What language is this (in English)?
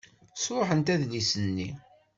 Kabyle